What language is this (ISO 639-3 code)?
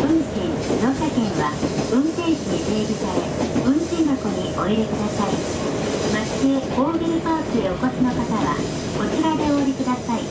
jpn